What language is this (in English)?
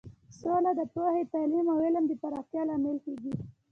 Pashto